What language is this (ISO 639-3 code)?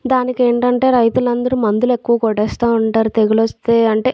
tel